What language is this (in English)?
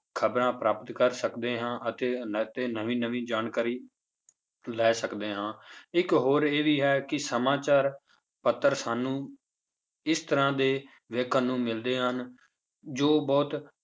Punjabi